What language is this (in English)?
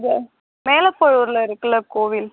Tamil